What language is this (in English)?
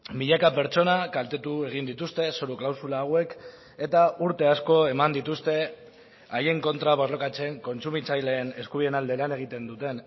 Basque